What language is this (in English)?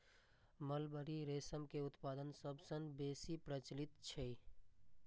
Maithili